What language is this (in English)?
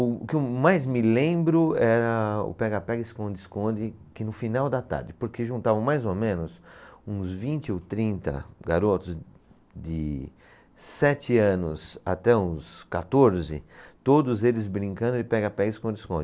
Portuguese